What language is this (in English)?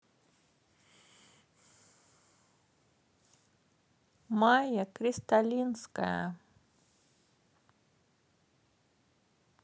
Russian